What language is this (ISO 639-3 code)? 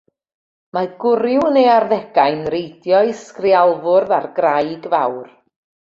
cym